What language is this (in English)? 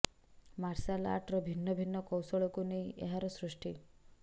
Odia